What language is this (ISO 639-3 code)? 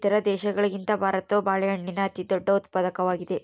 kan